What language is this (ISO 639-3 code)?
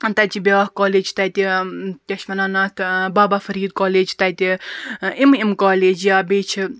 kas